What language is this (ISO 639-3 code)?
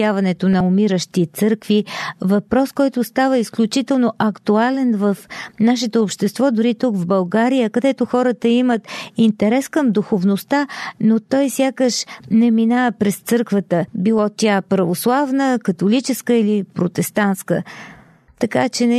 bul